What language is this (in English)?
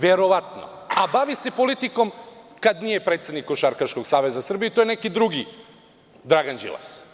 Serbian